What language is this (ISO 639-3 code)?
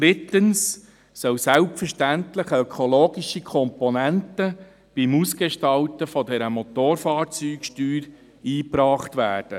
gsw